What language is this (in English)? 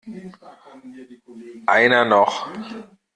German